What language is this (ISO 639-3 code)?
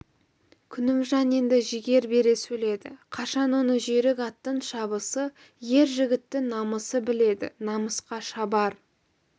kaz